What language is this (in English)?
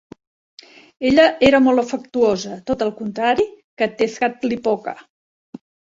Catalan